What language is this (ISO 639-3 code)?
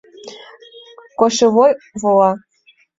chm